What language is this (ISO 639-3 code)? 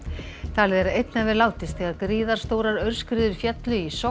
isl